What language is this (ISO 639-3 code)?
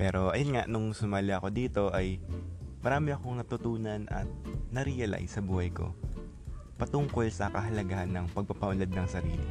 fil